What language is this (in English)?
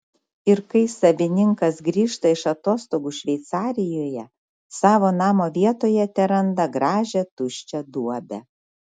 Lithuanian